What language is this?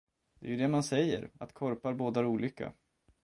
Swedish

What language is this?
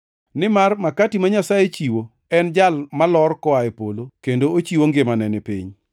Luo (Kenya and Tanzania)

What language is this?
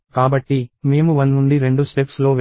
Telugu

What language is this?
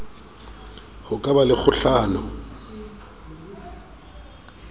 Southern Sotho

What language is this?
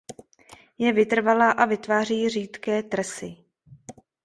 Czech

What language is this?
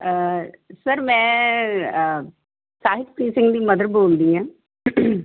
Punjabi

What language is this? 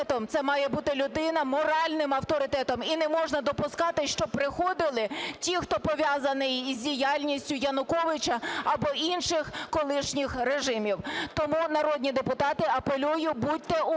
Ukrainian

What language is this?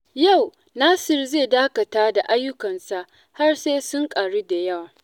Hausa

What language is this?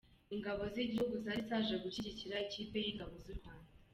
Kinyarwanda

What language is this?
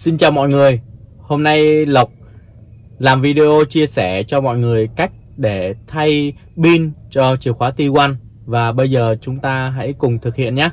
Vietnamese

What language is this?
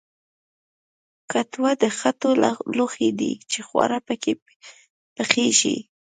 Pashto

